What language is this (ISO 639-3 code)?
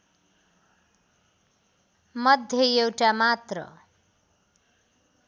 nep